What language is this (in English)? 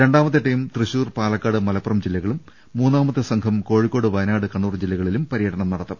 Malayalam